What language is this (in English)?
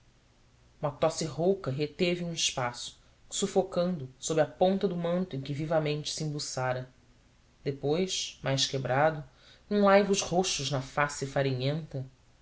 Portuguese